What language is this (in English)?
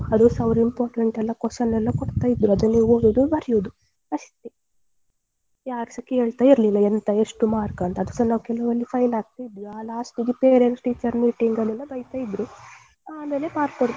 Kannada